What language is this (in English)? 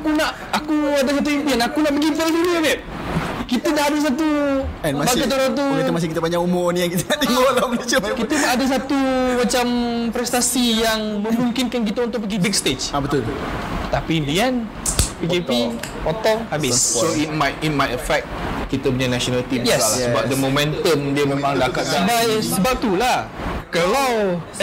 Malay